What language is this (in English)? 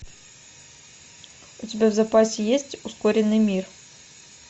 Russian